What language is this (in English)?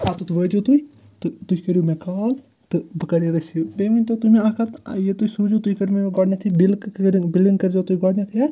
Kashmiri